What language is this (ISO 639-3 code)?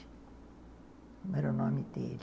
por